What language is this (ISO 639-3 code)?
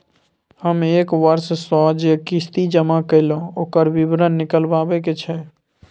mai